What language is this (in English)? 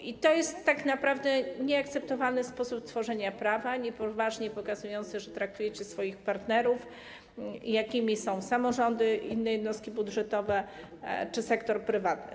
Polish